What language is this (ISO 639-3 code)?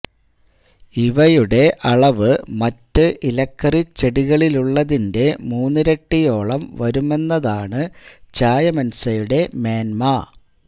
mal